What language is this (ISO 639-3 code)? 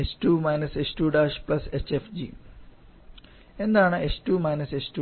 mal